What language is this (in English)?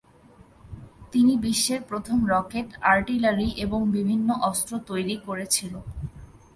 Bangla